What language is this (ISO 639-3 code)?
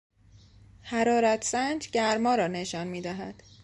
fas